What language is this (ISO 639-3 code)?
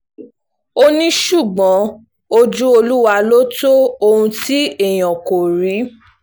yor